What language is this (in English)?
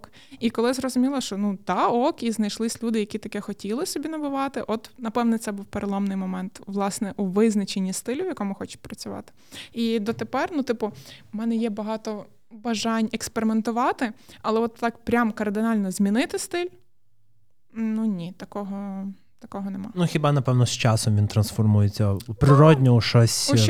Ukrainian